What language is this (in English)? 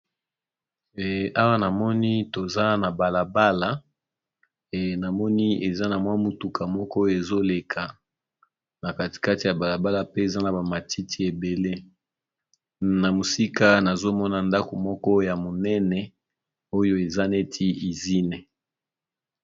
Lingala